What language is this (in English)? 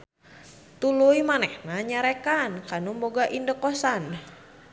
Sundanese